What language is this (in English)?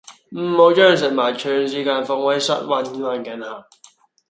Cantonese